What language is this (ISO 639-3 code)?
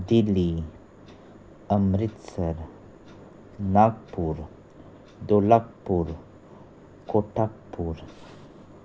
kok